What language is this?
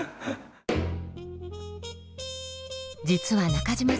Japanese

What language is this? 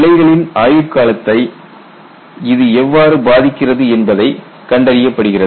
Tamil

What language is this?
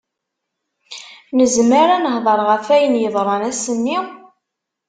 Kabyle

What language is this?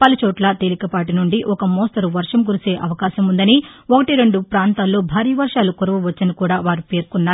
Telugu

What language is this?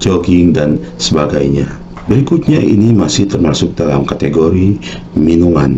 Indonesian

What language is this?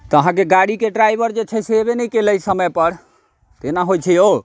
Maithili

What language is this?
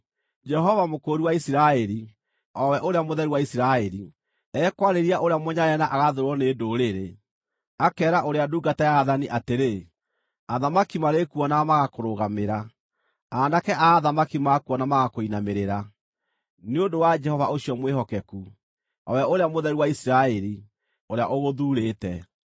Kikuyu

